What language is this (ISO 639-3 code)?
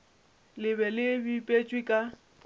nso